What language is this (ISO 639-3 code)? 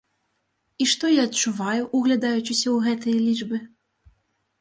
bel